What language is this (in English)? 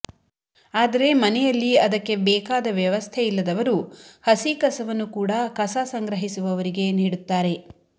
Kannada